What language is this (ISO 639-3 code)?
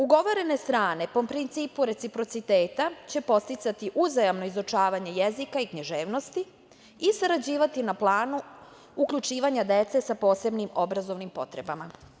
srp